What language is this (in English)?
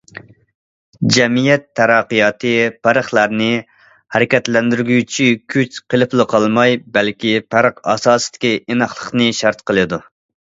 Uyghur